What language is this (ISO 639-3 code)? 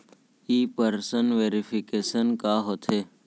hne